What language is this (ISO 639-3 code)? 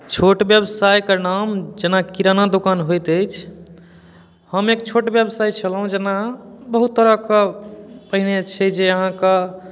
mai